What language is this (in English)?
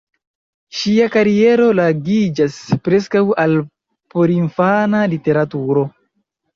Esperanto